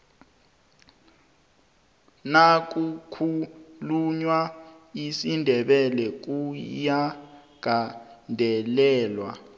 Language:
South Ndebele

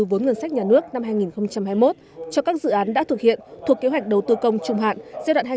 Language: Vietnamese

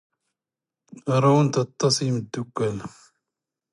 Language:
Standard Moroccan Tamazight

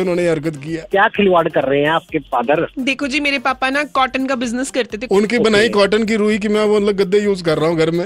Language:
Punjabi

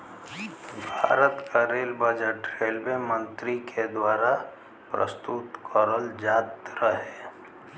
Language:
Bhojpuri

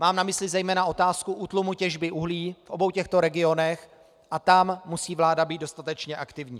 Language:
Czech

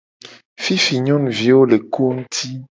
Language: Gen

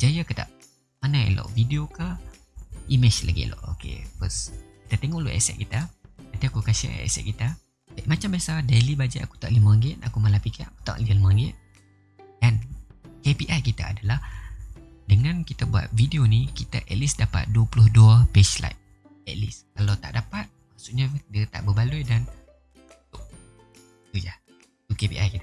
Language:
Malay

